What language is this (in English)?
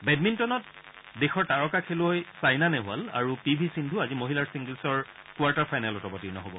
Assamese